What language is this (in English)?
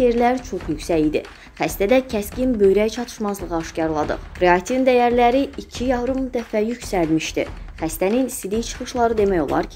Turkish